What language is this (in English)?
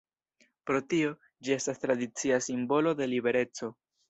Esperanto